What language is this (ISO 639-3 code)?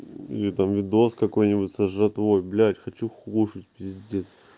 rus